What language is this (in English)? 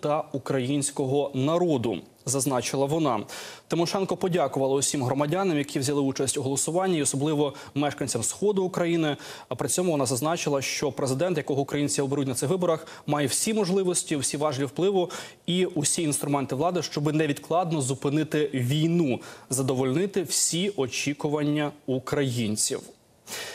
Ukrainian